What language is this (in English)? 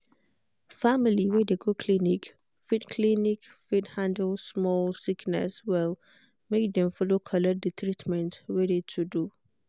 Nigerian Pidgin